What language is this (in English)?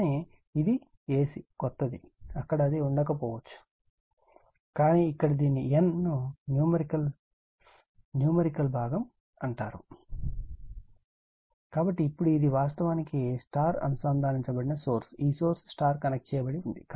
Telugu